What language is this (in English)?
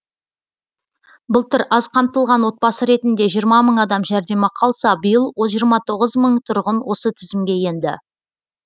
Kazakh